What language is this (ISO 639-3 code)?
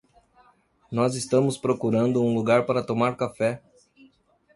por